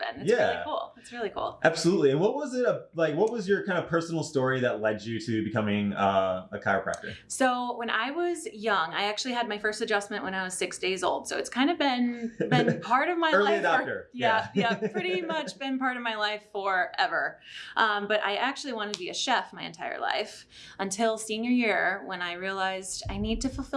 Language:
English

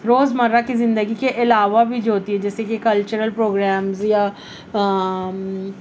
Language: Urdu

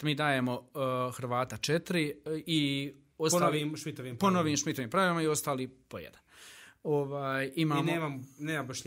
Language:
Croatian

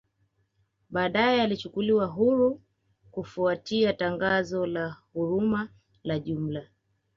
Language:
Swahili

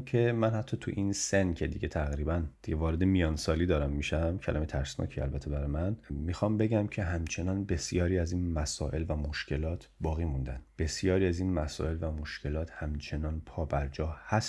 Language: Persian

